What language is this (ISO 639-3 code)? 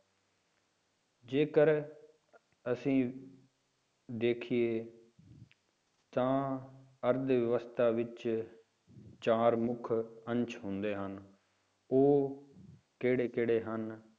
pan